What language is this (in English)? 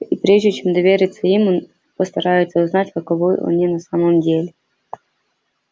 Russian